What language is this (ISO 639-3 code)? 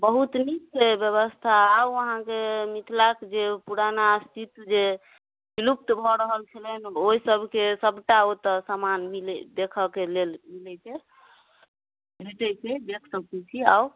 mai